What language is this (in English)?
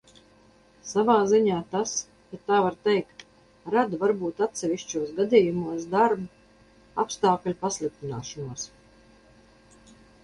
Latvian